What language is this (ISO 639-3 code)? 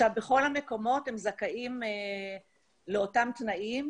heb